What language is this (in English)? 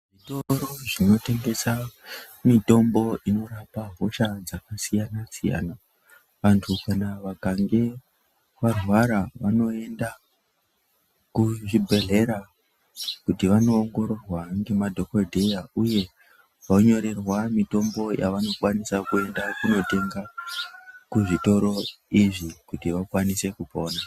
Ndau